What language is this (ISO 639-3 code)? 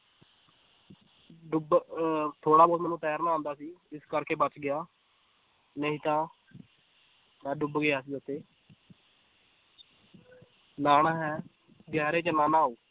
pan